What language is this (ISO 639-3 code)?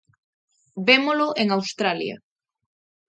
glg